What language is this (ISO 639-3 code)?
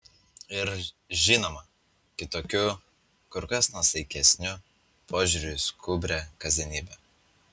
lit